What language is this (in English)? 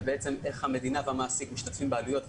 Hebrew